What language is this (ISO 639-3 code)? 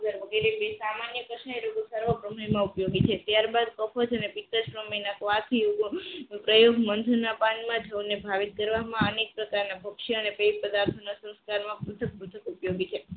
guj